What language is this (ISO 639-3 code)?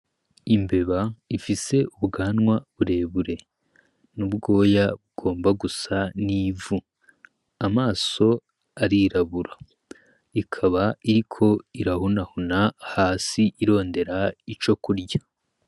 run